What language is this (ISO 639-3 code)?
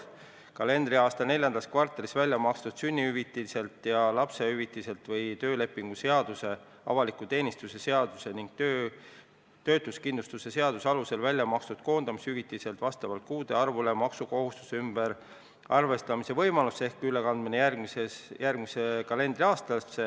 est